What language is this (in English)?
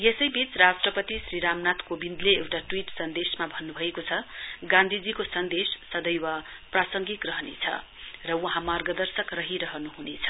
Nepali